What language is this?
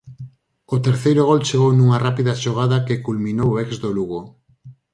Galician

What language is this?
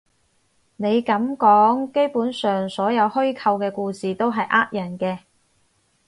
Cantonese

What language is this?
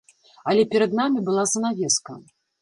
Belarusian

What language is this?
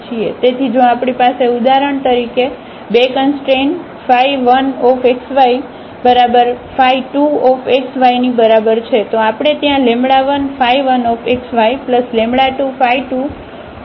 Gujarati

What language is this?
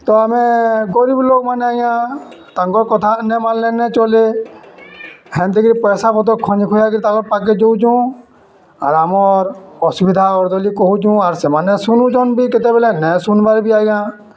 Odia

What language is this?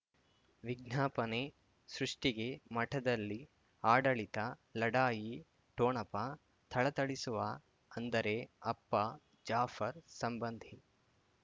Kannada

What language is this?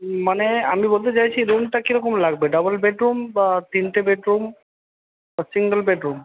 Bangla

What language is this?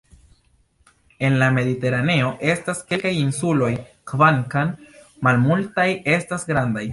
Esperanto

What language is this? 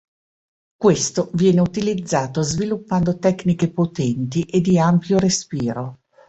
Italian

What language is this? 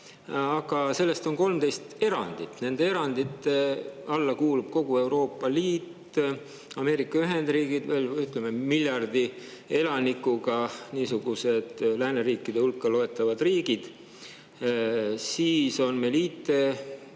Estonian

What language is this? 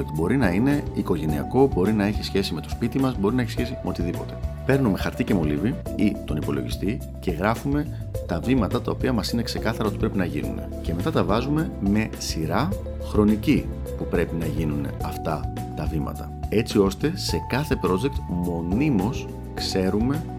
Greek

